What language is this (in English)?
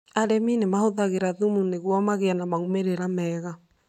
Kikuyu